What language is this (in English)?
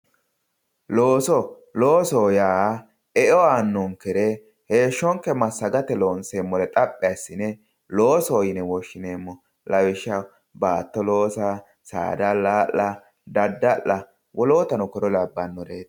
Sidamo